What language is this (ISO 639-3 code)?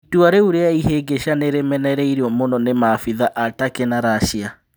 kik